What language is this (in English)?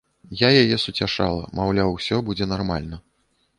Belarusian